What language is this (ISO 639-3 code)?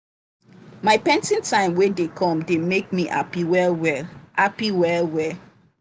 pcm